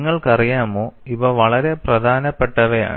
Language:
Malayalam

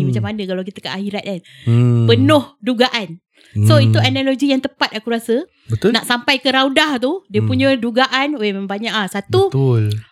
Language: Malay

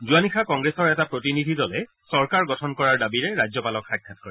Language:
Assamese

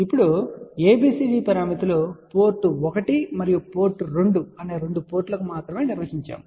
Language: Telugu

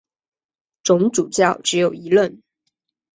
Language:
Chinese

